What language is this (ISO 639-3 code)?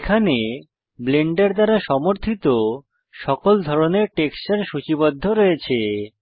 ben